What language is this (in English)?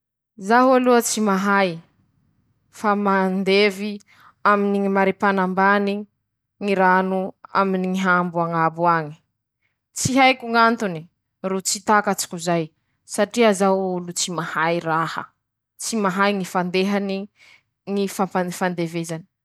Masikoro Malagasy